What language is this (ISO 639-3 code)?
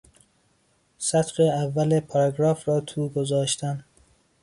fas